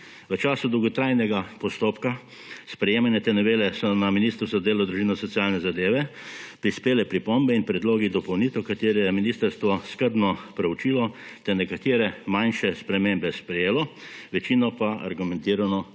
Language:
Slovenian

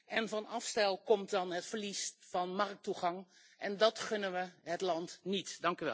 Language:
Dutch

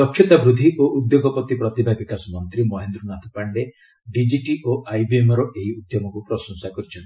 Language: Odia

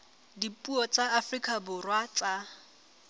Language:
Southern Sotho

